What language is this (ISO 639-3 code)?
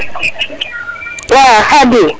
srr